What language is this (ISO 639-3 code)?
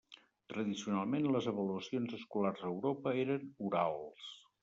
cat